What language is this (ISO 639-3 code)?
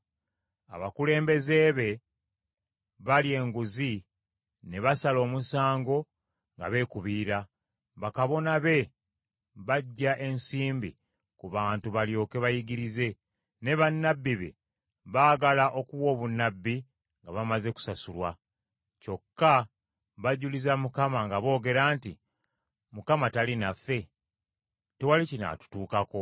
lug